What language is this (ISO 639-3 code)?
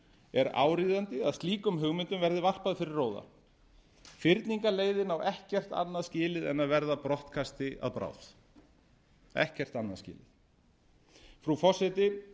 isl